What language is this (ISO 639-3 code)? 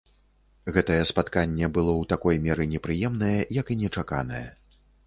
bel